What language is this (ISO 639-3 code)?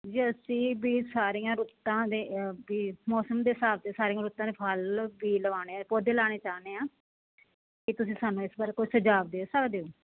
pan